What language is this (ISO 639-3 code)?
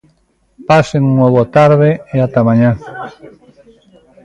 glg